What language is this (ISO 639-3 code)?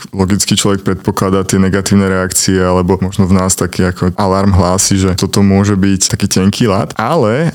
slk